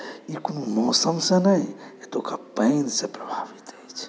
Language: Maithili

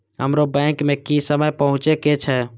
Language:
Maithili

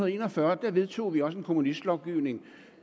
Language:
Danish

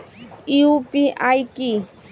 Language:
Bangla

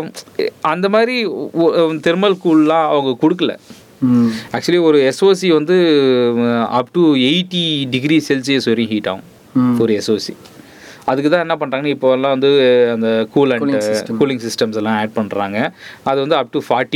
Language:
Tamil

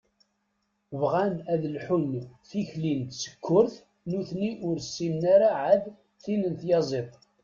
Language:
Kabyle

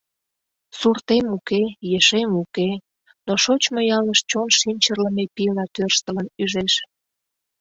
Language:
Mari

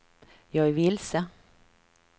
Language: Swedish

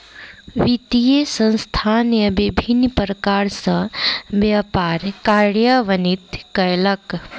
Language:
Maithili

